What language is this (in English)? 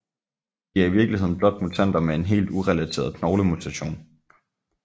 Danish